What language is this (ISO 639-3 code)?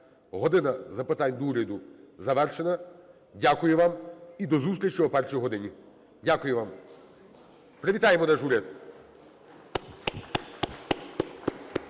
ukr